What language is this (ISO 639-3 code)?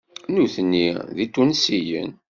kab